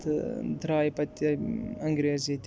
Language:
Kashmiri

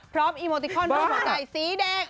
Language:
Thai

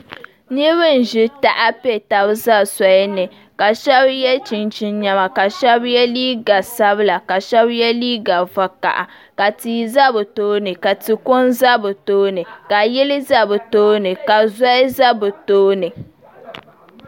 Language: Dagbani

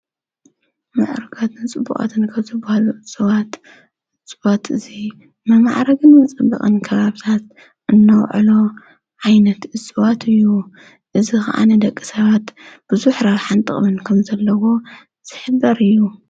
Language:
Tigrinya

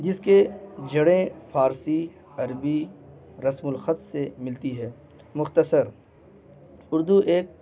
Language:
Urdu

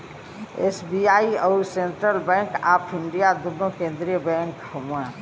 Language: Bhojpuri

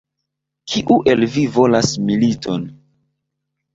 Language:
Esperanto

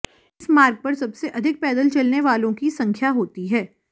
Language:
Hindi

